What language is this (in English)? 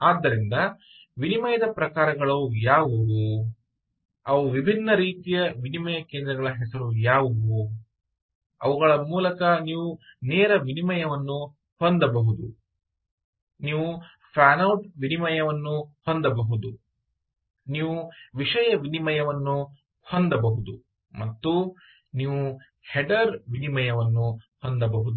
Kannada